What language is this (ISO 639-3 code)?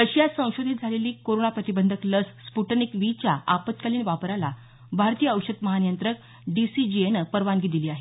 mar